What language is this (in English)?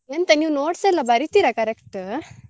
Kannada